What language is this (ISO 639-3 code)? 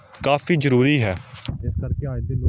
pan